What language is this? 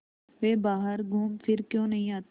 Hindi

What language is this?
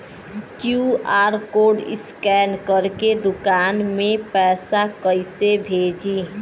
Bhojpuri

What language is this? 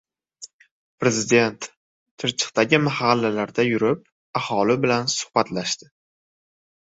Uzbek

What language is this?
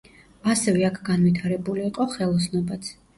Georgian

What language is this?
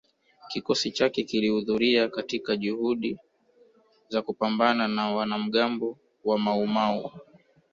Swahili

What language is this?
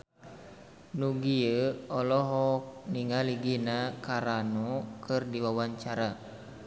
Sundanese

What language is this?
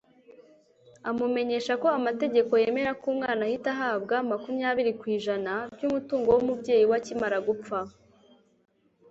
Kinyarwanda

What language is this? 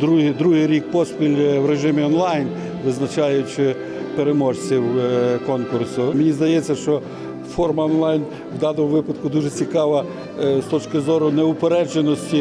Ukrainian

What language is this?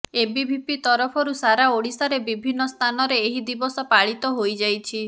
Odia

